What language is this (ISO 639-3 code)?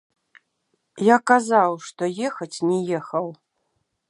bel